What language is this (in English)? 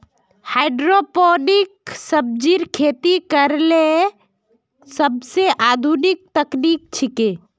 Magahi